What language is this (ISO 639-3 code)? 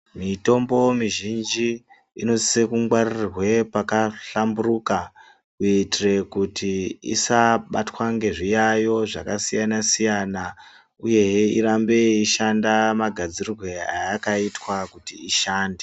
ndc